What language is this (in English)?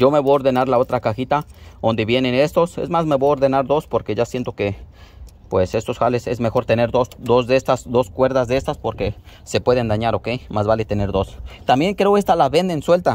Spanish